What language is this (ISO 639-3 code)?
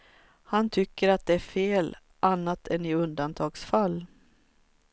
swe